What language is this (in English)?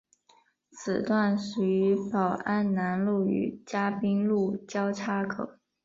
Chinese